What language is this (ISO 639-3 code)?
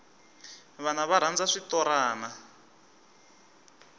tso